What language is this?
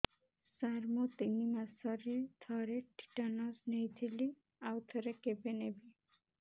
Odia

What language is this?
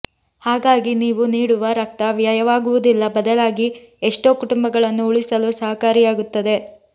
Kannada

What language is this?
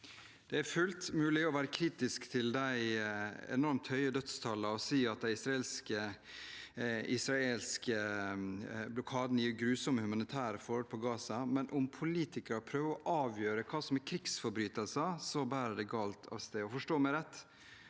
Norwegian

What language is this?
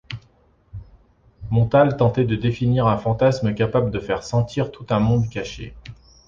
French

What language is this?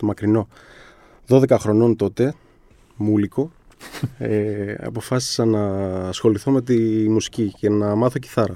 Greek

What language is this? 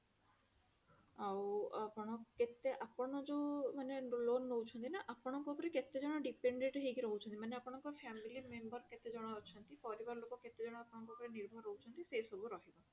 Odia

